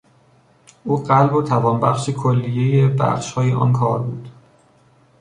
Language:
Persian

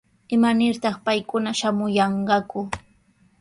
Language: Sihuas Ancash Quechua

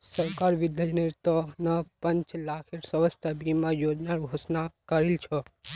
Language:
Magahi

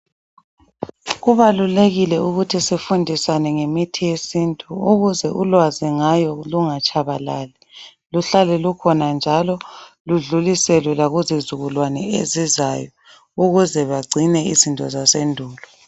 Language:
North Ndebele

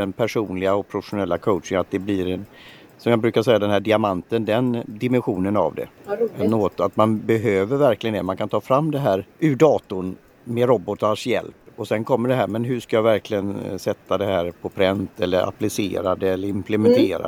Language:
Swedish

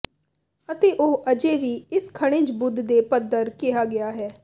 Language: Punjabi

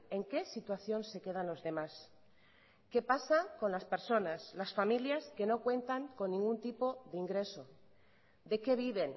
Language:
Spanish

